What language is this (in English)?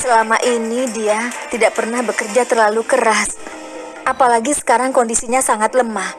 Indonesian